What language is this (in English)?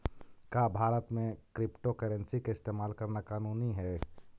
Magahi